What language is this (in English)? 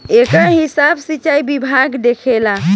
Bhojpuri